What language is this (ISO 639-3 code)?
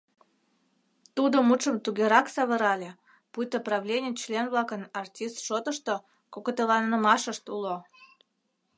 chm